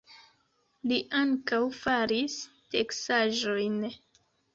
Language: Esperanto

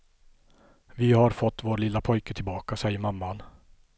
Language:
Swedish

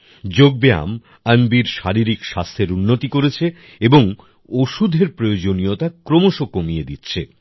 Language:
Bangla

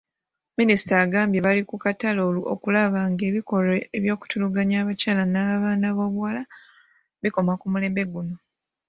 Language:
Ganda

